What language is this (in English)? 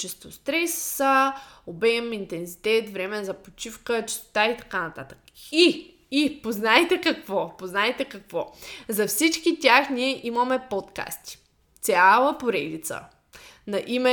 Bulgarian